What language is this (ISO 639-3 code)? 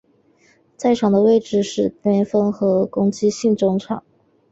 zho